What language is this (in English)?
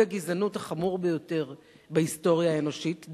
Hebrew